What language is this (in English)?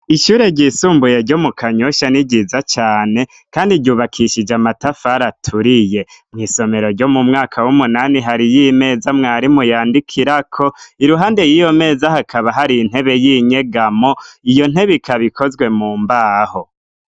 Rundi